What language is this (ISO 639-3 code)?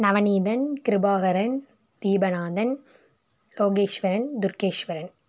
tam